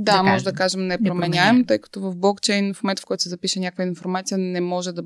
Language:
Bulgarian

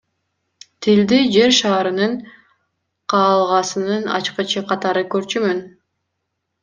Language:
Kyrgyz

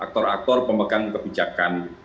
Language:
Indonesian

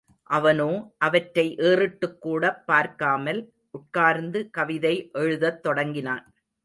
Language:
Tamil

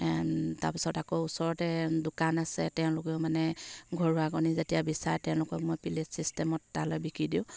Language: Assamese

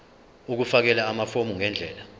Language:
Zulu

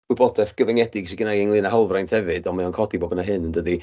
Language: Welsh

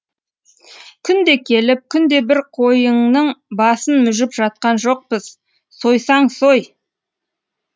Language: Kazakh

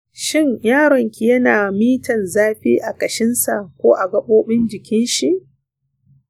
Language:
Hausa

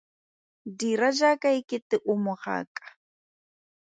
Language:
Tswana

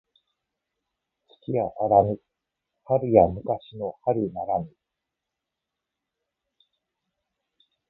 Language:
Japanese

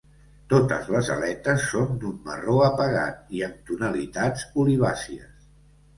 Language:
Catalan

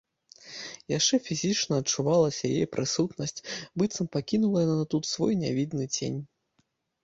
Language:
Belarusian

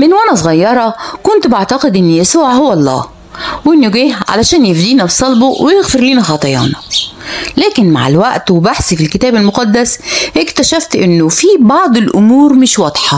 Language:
Arabic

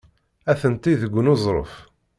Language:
Kabyle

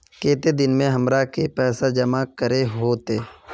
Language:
Magahi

